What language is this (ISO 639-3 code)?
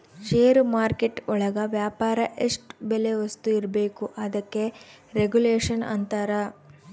kan